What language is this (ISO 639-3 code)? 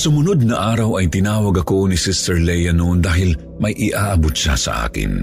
fil